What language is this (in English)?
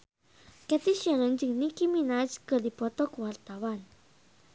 Sundanese